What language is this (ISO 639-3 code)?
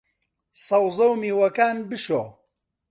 ckb